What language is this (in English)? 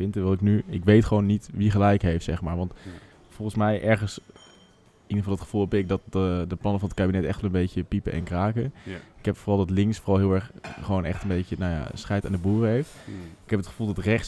Dutch